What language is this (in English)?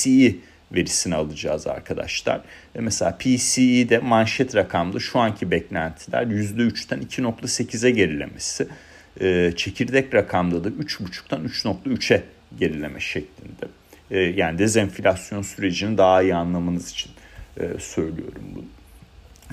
Turkish